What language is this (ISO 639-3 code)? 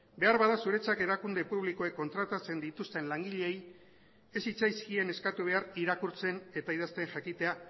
eus